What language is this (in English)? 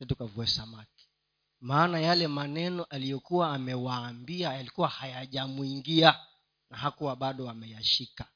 Swahili